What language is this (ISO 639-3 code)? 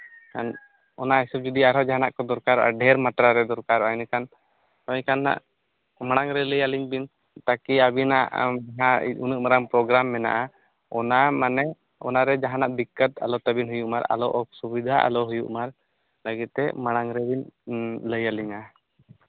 sat